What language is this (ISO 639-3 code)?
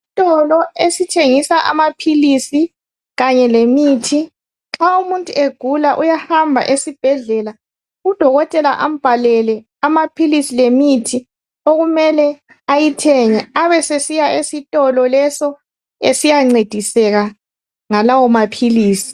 nde